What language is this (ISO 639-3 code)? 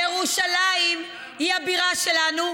heb